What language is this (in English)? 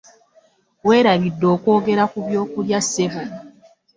Ganda